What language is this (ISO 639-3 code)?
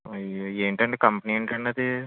tel